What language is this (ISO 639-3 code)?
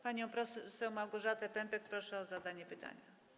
pol